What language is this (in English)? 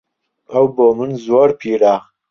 Central Kurdish